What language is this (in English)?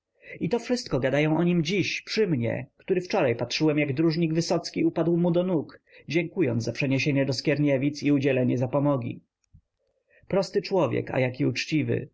Polish